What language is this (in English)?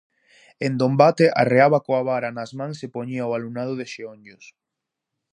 Galician